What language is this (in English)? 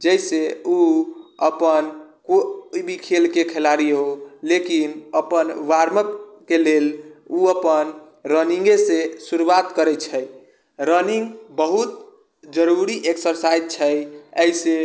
Maithili